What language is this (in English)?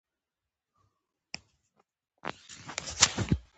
Pashto